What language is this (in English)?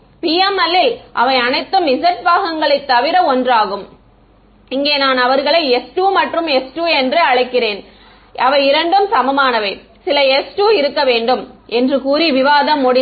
Tamil